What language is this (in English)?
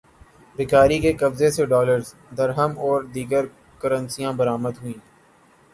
Urdu